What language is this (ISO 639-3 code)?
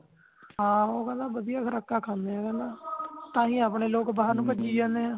pan